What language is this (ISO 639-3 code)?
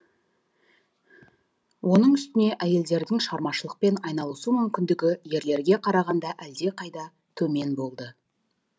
kaz